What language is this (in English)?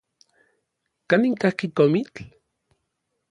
Orizaba Nahuatl